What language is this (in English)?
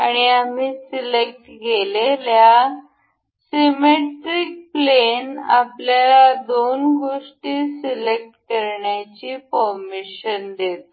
Marathi